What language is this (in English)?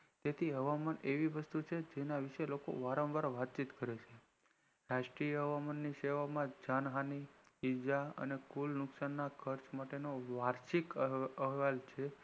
Gujarati